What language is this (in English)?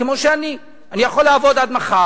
Hebrew